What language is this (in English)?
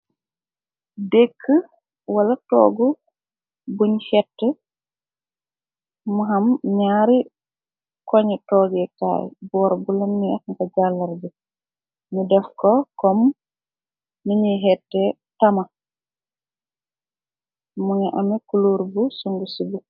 Wolof